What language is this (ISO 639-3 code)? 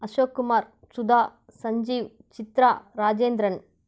tam